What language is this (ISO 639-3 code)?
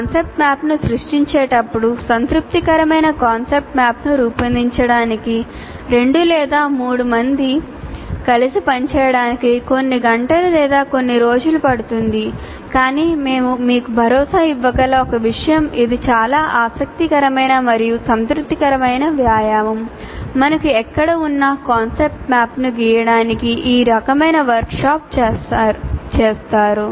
tel